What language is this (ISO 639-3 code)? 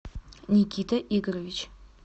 rus